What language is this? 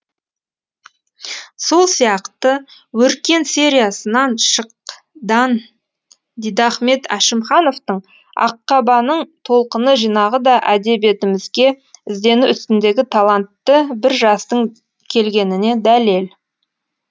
Kazakh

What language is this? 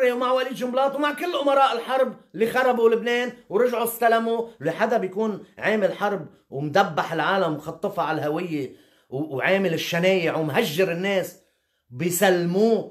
Arabic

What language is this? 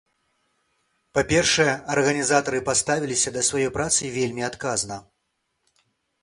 Belarusian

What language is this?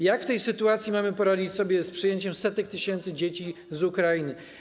Polish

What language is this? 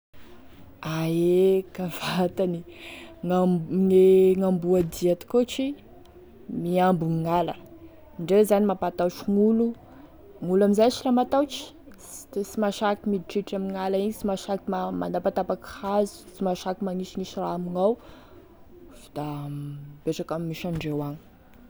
Tesaka Malagasy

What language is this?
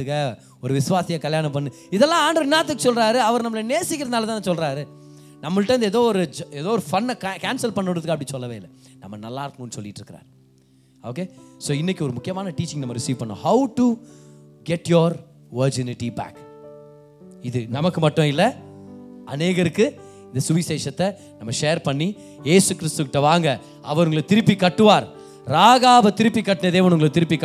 Tamil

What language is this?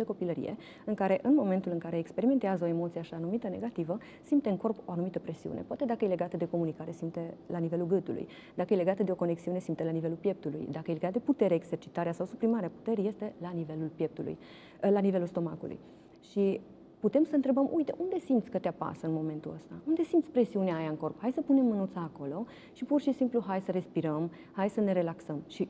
Romanian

